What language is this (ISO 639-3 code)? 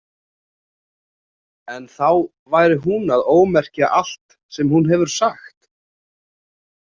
isl